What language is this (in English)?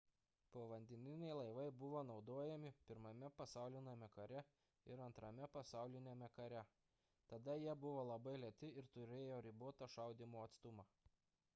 Lithuanian